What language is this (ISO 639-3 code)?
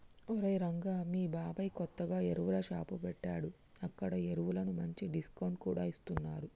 tel